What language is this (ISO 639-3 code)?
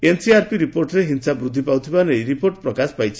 ori